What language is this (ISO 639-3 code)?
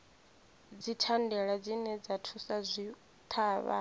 ven